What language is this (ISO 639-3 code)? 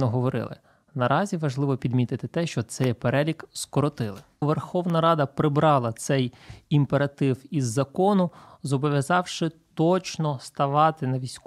ukr